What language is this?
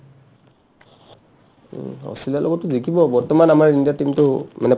Assamese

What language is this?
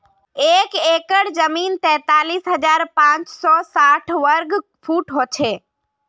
Magahi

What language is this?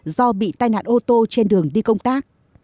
Vietnamese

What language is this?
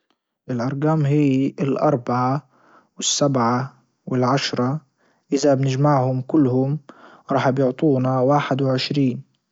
Libyan Arabic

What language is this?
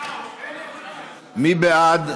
Hebrew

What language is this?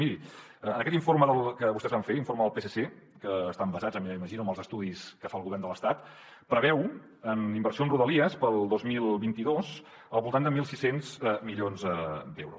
Catalan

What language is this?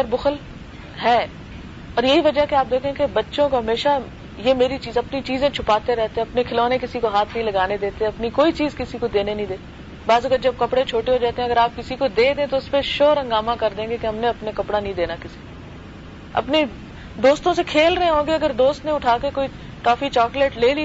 Urdu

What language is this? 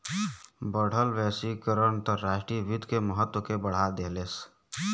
Bhojpuri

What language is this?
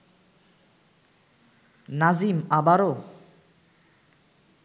Bangla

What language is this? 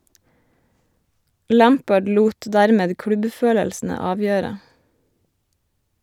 Norwegian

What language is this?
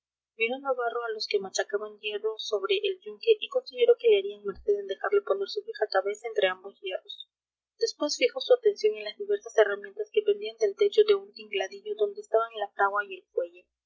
Spanish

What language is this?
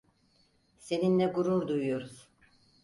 Turkish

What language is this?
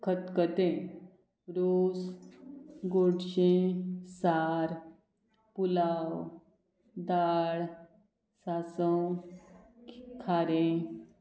Konkani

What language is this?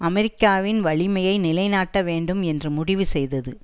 Tamil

